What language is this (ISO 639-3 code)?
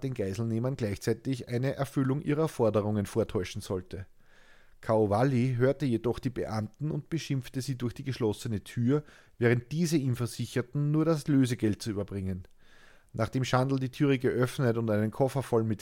deu